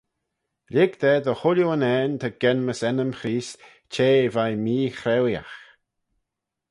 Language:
Manx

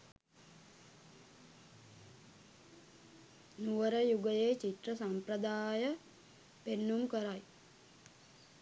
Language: Sinhala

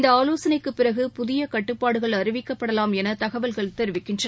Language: Tamil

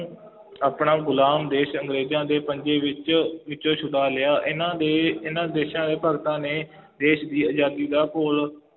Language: Punjabi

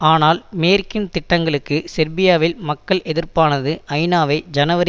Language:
Tamil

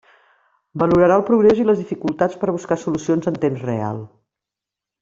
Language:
Catalan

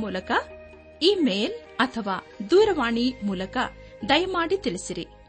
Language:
Kannada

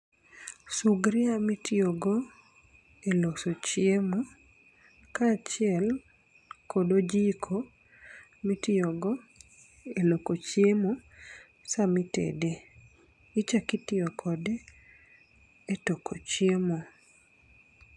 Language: Luo (Kenya and Tanzania)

